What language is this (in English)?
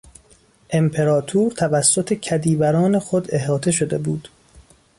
Persian